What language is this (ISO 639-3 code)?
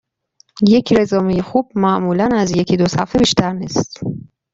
fas